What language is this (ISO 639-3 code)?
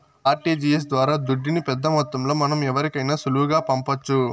tel